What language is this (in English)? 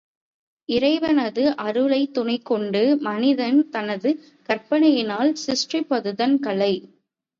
Tamil